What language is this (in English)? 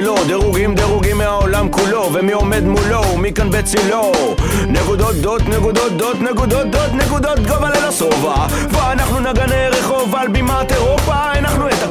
Hebrew